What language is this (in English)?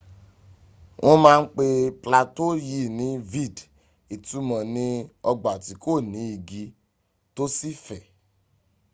Yoruba